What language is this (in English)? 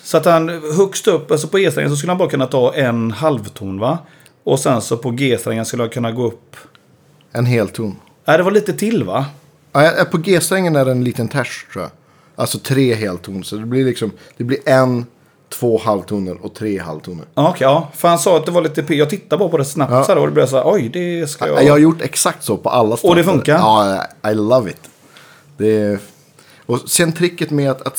Swedish